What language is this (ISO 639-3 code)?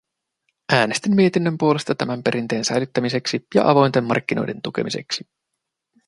fin